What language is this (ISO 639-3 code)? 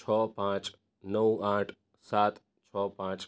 guj